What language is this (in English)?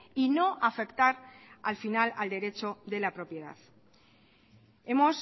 Spanish